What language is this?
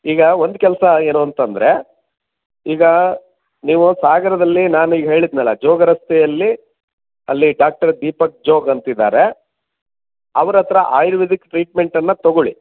Kannada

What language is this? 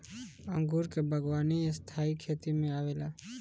Bhojpuri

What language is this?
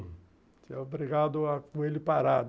Portuguese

